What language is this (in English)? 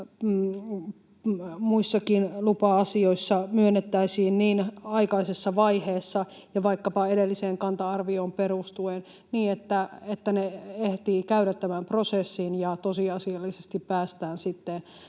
Finnish